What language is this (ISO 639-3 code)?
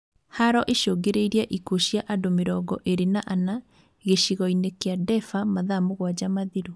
kik